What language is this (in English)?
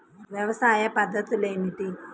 Telugu